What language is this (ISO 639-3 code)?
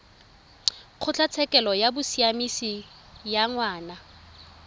tsn